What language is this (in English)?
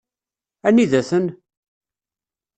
Kabyle